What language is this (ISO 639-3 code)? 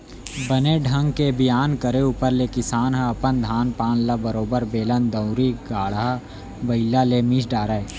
hne